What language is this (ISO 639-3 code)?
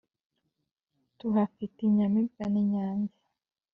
kin